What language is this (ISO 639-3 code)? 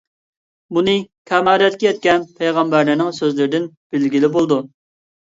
uig